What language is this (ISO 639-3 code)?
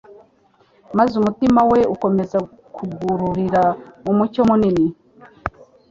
kin